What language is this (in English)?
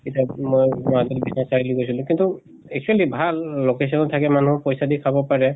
Assamese